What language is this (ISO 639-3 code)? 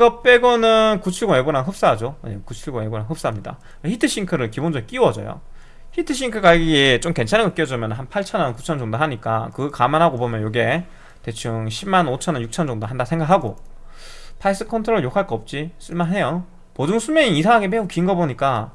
kor